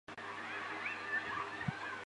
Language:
Chinese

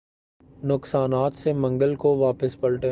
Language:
Urdu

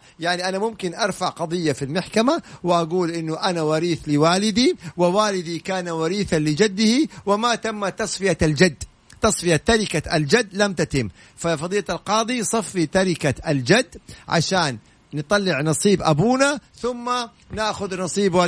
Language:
Arabic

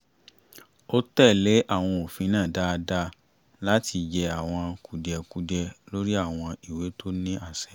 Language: Yoruba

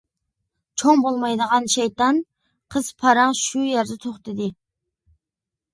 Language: Uyghur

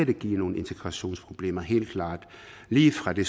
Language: Danish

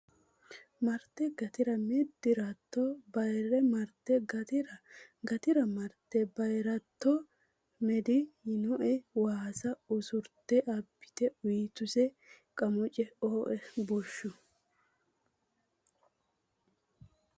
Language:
Sidamo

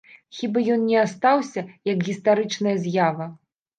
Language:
Belarusian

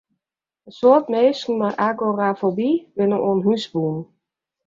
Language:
Western Frisian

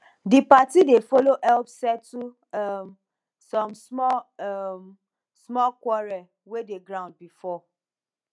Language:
Nigerian Pidgin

